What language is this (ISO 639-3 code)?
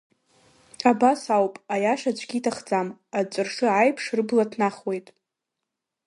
abk